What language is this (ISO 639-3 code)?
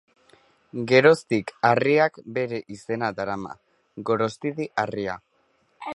eus